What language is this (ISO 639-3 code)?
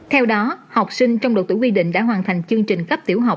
vie